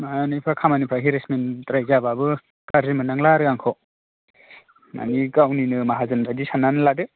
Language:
Bodo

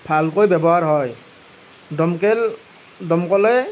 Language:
Assamese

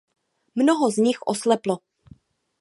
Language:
Czech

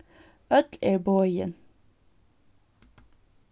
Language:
Faroese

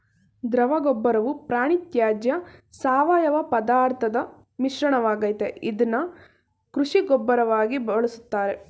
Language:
Kannada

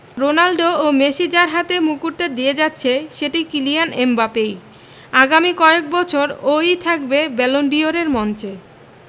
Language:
Bangla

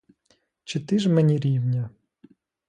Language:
Ukrainian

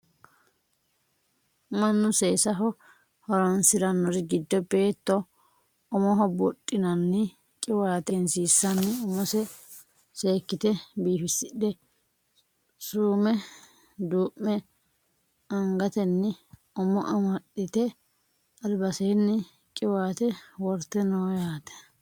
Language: Sidamo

